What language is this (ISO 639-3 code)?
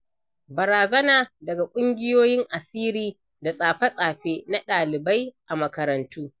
hau